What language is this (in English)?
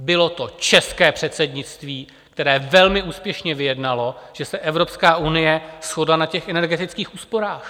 Czech